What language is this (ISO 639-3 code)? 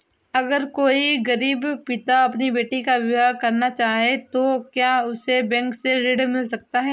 hin